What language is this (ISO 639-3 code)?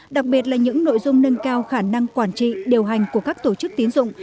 vie